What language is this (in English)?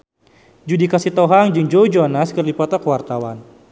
Sundanese